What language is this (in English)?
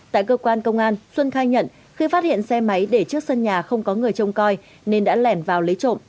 Vietnamese